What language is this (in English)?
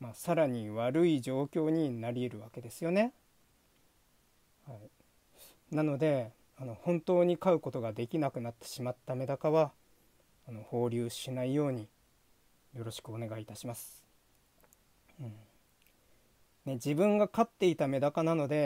Japanese